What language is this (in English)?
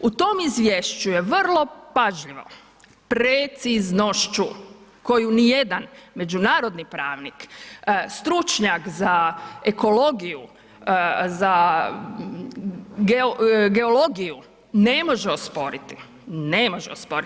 Croatian